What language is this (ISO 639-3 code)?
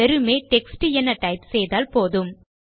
tam